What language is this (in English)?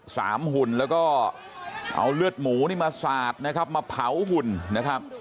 Thai